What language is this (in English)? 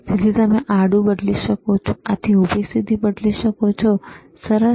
Gujarati